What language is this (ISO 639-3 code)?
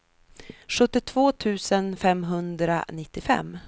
swe